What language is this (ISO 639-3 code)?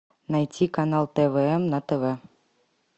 rus